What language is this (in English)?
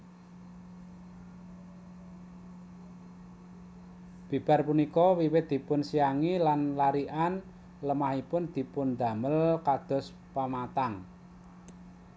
Javanese